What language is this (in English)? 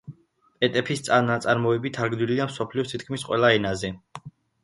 Georgian